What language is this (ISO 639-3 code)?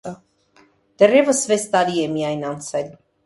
hye